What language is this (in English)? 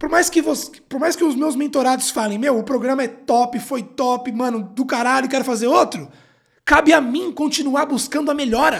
Portuguese